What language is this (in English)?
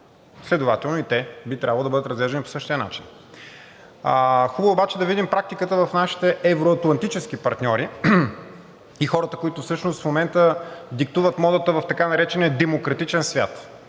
Bulgarian